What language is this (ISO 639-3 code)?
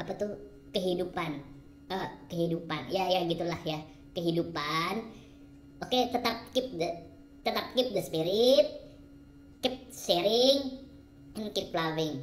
ind